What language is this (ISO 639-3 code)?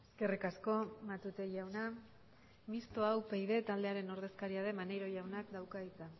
eus